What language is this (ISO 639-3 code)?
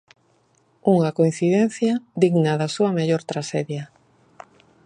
glg